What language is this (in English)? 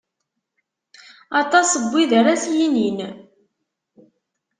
Kabyle